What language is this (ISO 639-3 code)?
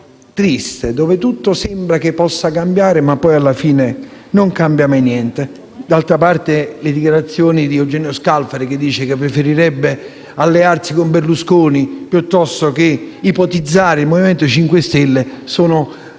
ita